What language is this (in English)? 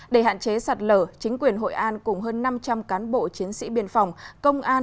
Vietnamese